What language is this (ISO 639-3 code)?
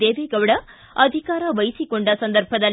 kan